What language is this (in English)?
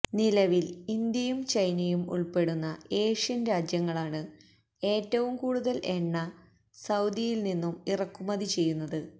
Malayalam